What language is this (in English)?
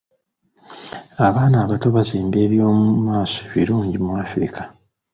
Ganda